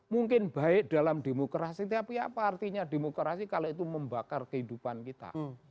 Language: Indonesian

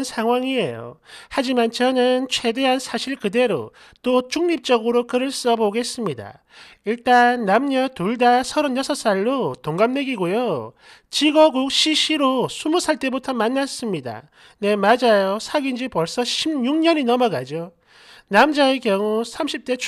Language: Korean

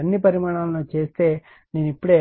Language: Telugu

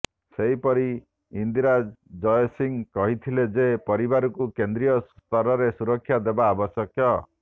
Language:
Odia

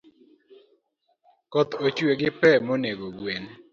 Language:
Luo (Kenya and Tanzania)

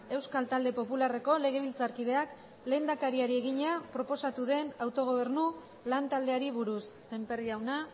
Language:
Basque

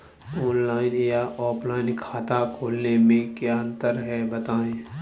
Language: Hindi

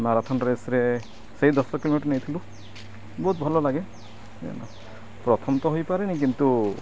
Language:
Odia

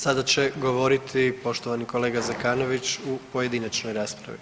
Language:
Croatian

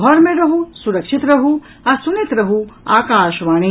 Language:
Maithili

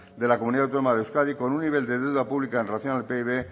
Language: Spanish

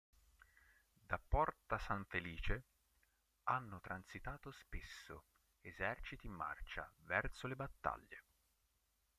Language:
Italian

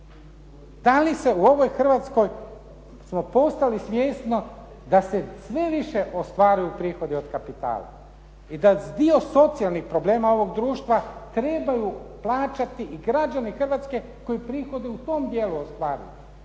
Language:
Croatian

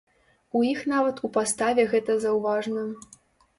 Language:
Belarusian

